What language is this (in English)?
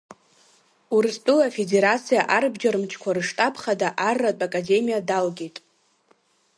Abkhazian